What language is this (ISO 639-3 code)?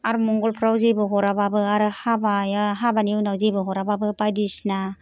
brx